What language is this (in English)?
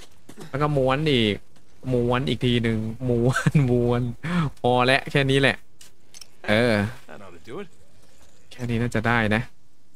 Thai